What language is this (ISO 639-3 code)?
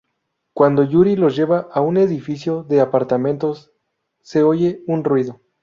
spa